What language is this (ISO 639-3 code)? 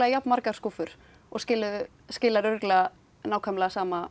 isl